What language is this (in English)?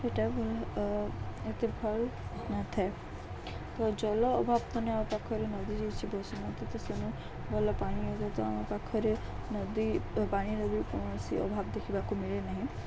Odia